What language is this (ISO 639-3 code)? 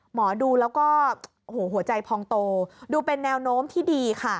tha